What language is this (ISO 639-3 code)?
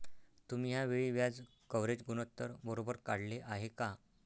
mar